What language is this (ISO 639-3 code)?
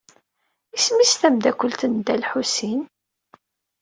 kab